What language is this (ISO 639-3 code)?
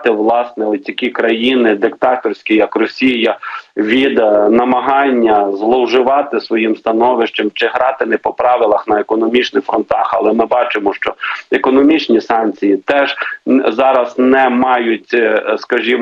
ukr